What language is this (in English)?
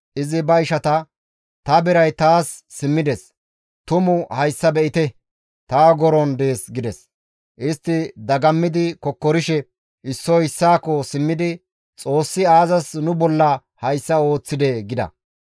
Gamo